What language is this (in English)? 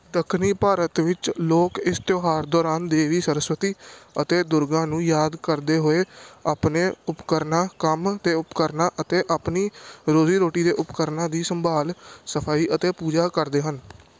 Punjabi